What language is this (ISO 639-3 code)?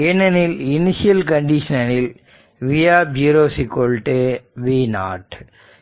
tam